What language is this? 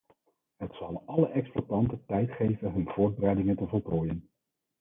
Dutch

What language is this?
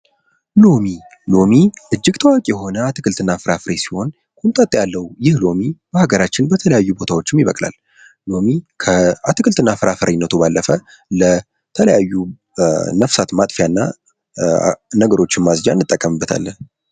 Amharic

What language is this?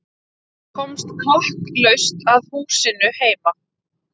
Icelandic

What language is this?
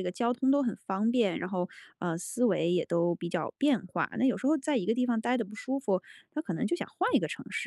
Chinese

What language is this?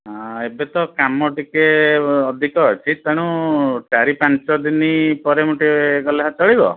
Odia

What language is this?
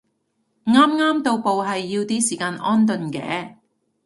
Cantonese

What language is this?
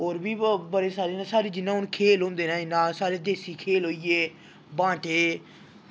Dogri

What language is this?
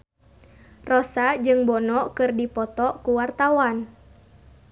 Sundanese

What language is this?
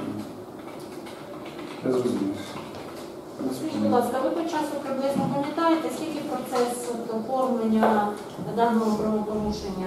Ukrainian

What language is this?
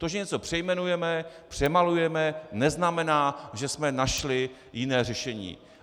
Czech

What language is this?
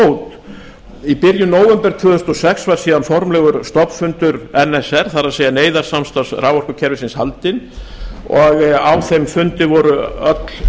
Icelandic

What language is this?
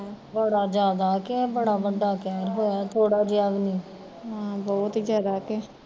Punjabi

